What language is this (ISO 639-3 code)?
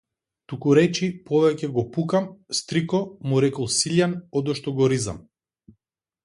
mkd